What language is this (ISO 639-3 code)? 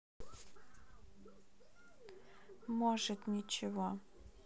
rus